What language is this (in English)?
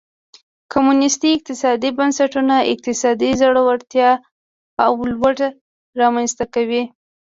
Pashto